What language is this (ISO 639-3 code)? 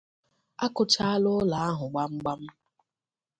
ibo